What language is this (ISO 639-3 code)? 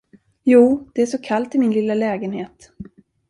swe